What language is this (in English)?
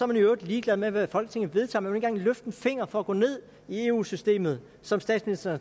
Danish